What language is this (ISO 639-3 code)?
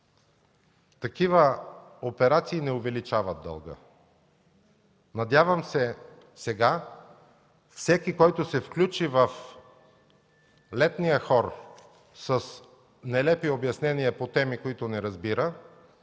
bul